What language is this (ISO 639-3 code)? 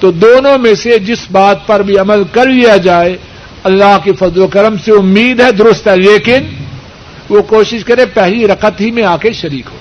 urd